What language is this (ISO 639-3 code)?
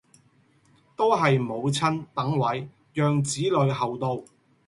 yue